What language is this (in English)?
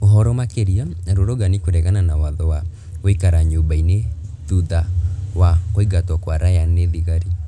Kikuyu